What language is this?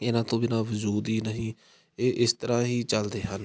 Punjabi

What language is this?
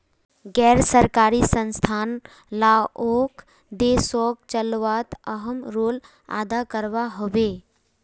Magahi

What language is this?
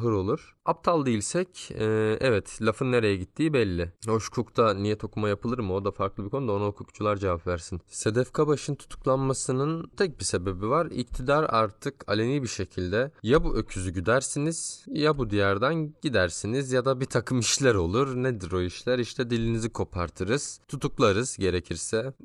Turkish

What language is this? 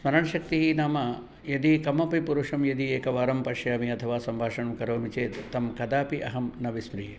Sanskrit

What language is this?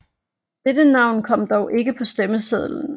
Danish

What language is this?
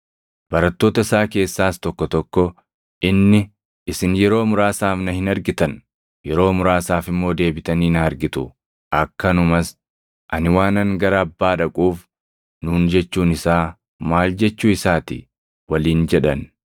Oromo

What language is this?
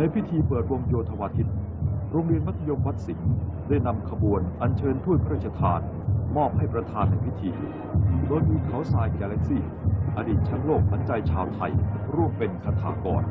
Thai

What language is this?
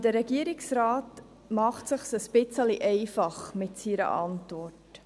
Swiss German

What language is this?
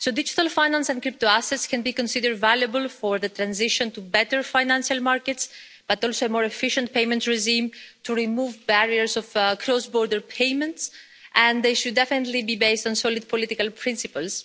English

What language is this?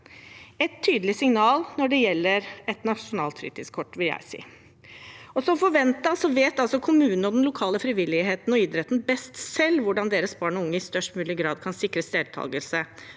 Norwegian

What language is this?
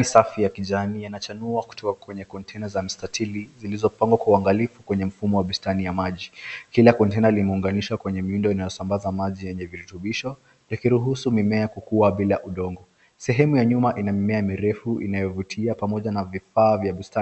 Swahili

